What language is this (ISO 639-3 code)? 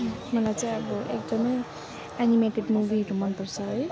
nep